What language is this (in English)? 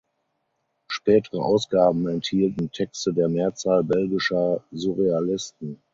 German